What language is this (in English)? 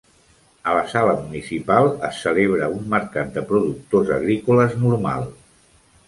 Catalan